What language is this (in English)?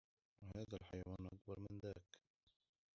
Arabic